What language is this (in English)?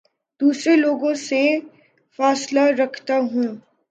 Urdu